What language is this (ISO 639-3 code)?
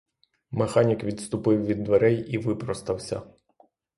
ukr